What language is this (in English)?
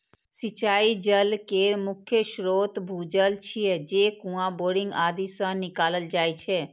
Maithili